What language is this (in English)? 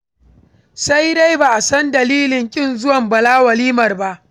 Hausa